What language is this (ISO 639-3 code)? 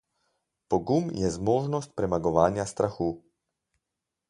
slv